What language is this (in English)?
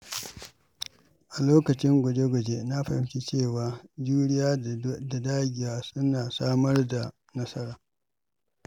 Hausa